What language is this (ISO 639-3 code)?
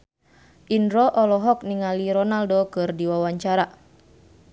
sun